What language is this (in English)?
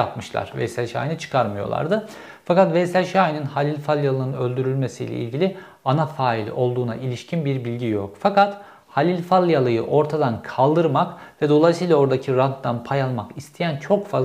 Turkish